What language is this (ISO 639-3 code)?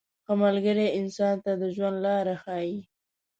pus